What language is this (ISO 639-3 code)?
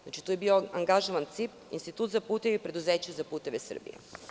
srp